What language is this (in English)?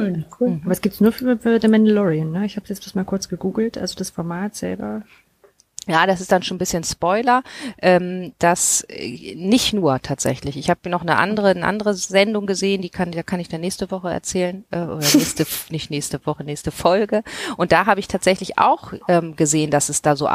German